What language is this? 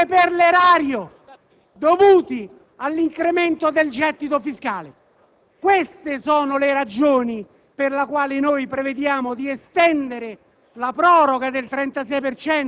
Italian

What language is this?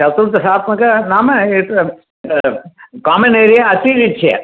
Sanskrit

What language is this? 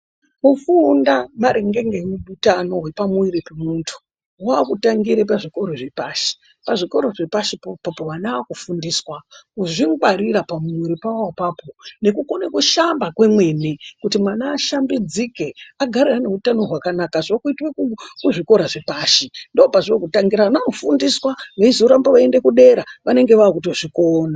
Ndau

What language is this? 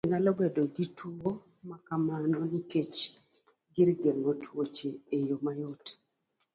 Luo (Kenya and Tanzania)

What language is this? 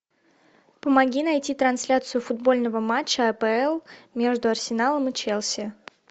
Russian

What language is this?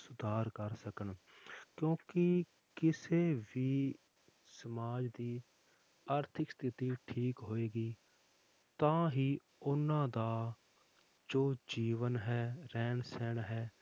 Punjabi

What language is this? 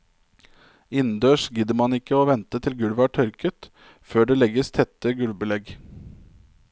Norwegian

